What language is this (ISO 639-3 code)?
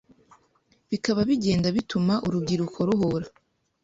kin